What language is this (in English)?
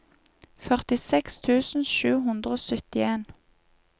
Norwegian